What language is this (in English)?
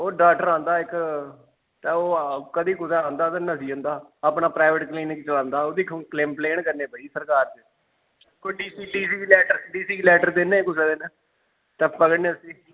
Dogri